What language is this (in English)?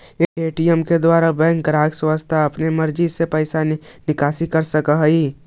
Magahi